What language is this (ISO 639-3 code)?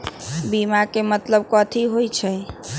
mag